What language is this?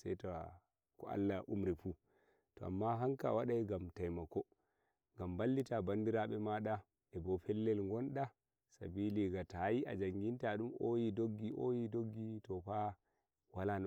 Nigerian Fulfulde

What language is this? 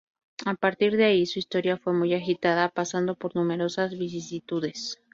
Spanish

